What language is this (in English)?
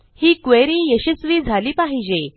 Marathi